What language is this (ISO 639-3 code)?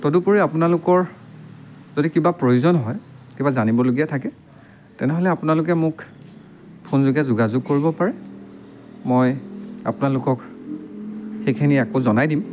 asm